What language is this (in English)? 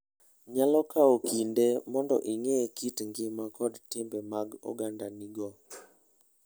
Luo (Kenya and Tanzania)